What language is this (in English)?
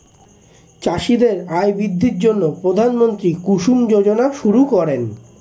Bangla